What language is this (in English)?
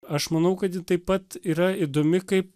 Lithuanian